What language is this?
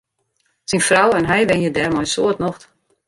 Western Frisian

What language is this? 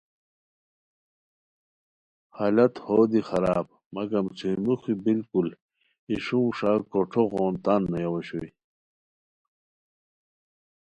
Khowar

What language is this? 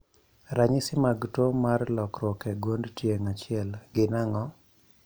Luo (Kenya and Tanzania)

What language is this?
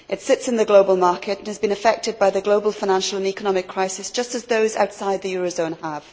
English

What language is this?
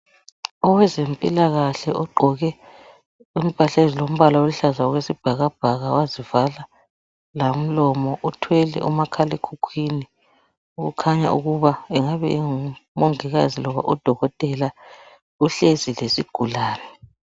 North Ndebele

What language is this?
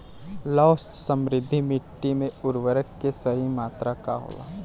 Bhojpuri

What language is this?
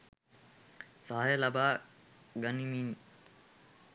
Sinhala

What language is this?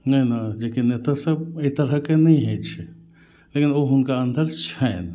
Maithili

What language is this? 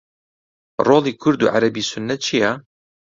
Central Kurdish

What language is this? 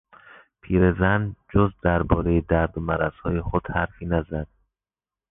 Persian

